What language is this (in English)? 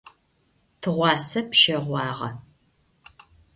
Adyghe